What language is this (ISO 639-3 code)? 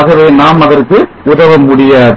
tam